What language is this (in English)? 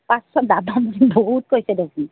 Assamese